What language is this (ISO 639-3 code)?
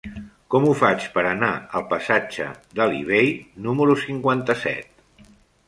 cat